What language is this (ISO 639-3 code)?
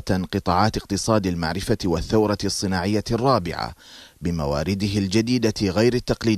ara